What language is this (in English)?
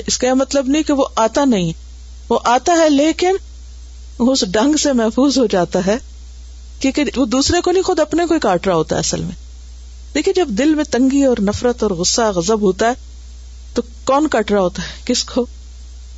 Urdu